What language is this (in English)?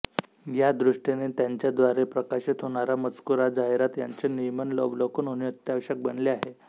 Marathi